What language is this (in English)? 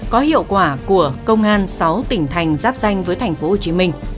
Vietnamese